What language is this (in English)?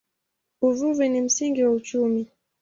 Swahili